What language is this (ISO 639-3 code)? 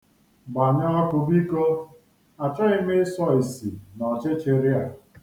ibo